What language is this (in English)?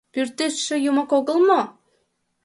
Mari